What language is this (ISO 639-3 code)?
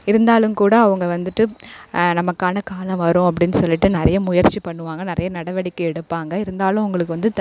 tam